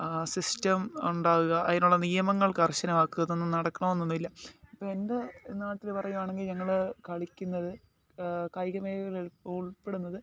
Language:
Malayalam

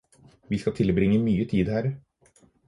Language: Norwegian Bokmål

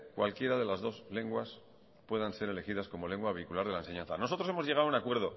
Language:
Spanish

